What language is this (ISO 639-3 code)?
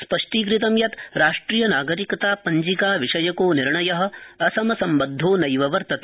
san